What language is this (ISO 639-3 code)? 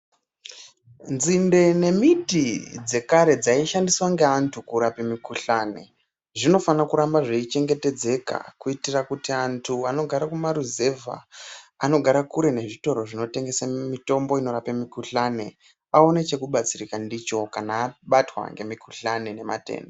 ndc